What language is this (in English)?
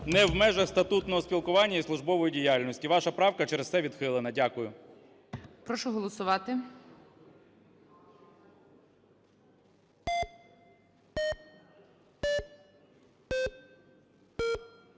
Ukrainian